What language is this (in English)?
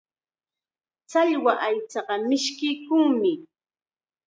Chiquián Ancash Quechua